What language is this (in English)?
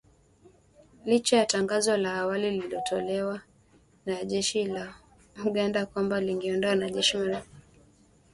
Swahili